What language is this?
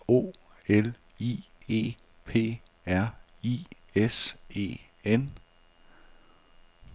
Danish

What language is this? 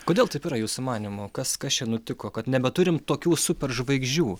Lithuanian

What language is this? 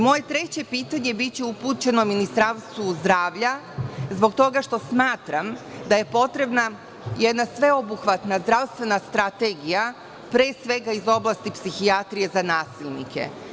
Serbian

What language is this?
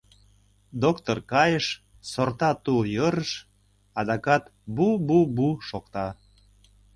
Mari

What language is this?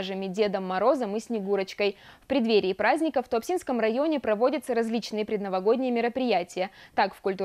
Russian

